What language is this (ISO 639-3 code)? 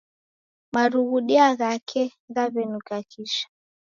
dav